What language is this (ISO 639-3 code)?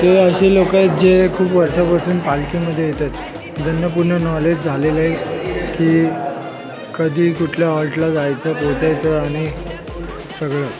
mar